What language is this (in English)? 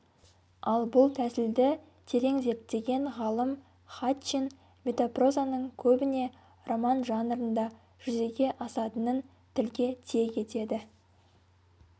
Kazakh